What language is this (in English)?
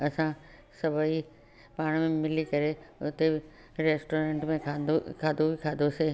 Sindhi